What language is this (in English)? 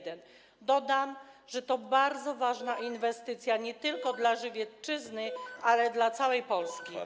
Polish